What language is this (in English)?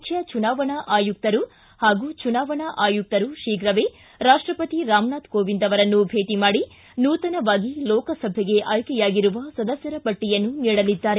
Kannada